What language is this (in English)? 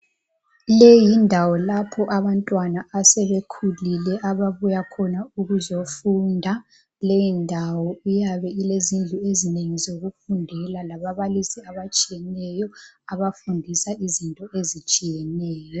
North Ndebele